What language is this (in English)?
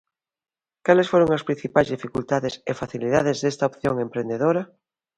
Galician